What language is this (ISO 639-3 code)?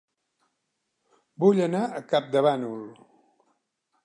cat